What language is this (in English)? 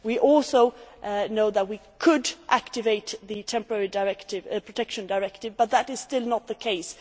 English